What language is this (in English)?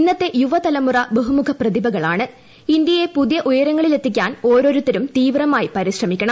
Malayalam